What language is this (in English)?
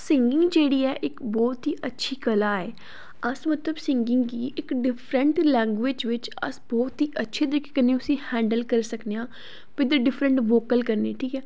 Dogri